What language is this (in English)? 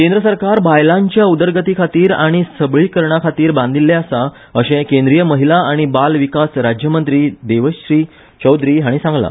Konkani